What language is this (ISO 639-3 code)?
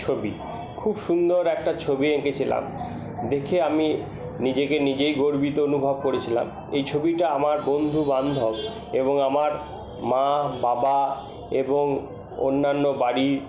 ben